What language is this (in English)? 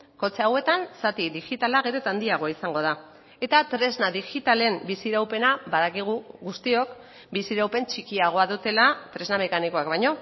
Basque